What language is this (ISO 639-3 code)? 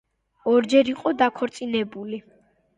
kat